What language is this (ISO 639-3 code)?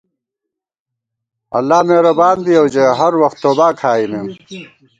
gwt